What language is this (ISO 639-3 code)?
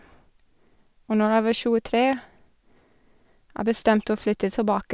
nor